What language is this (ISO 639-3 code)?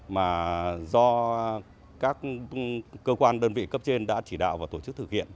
vie